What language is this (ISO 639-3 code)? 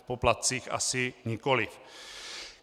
ces